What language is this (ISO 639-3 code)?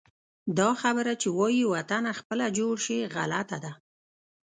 pus